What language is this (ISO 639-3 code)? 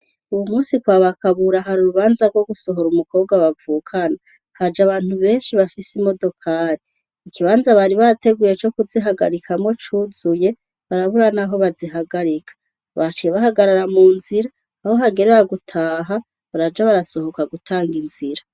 run